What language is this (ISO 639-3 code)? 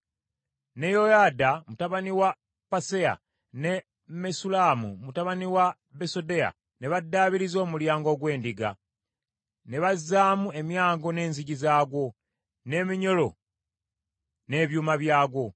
lug